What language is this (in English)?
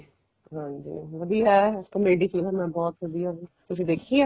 Punjabi